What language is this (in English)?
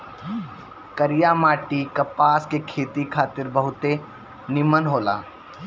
Bhojpuri